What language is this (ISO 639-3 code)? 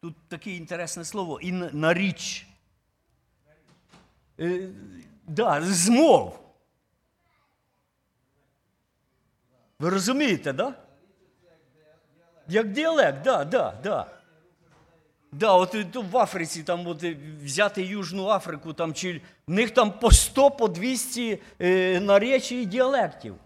ukr